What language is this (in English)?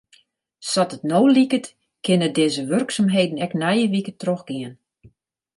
Western Frisian